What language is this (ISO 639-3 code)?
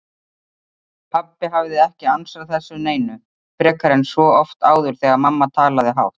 isl